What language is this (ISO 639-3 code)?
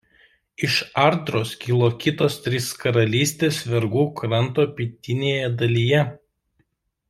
lit